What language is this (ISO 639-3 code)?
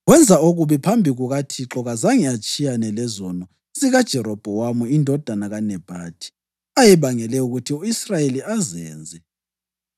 nde